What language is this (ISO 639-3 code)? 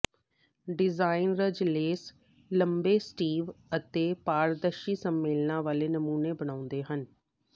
pan